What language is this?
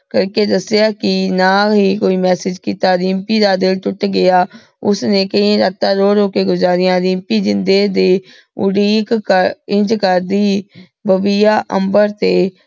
Punjabi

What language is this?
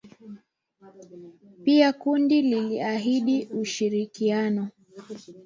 Swahili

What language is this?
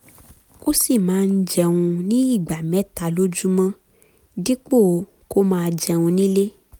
Yoruba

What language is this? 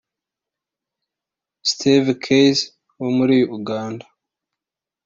Kinyarwanda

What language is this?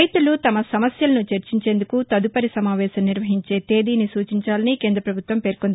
Telugu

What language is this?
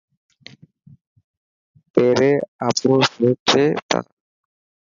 Dhatki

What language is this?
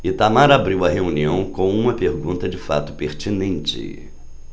Portuguese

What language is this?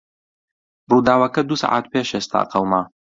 Central Kurdish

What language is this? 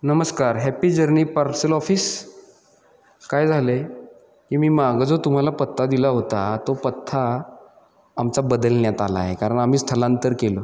Marathi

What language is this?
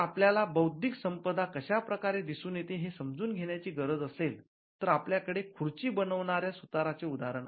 Marathi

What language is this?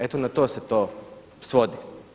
Croatian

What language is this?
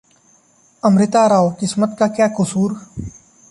Hindi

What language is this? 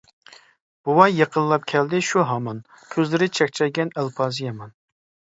Uyghur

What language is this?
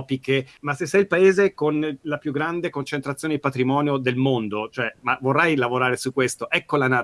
Italian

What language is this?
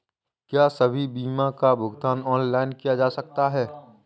Hindi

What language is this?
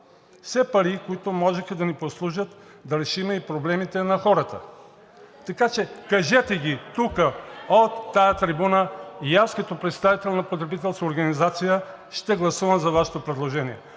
Bulgarian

